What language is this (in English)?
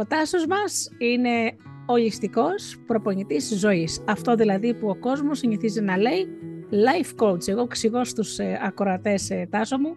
Greek